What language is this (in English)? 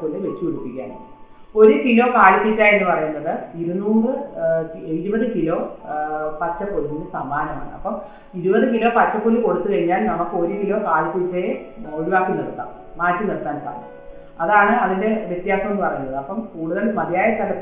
Malayalam